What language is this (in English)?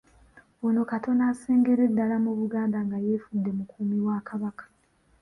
Ganda